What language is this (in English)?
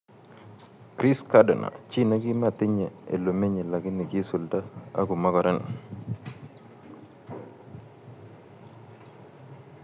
Kalenjin